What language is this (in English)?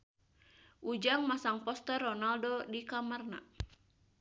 Sundanese